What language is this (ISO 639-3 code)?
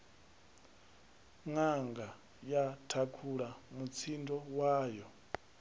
ven